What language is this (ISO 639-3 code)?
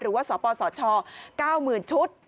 tha